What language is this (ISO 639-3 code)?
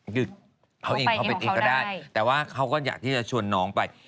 tha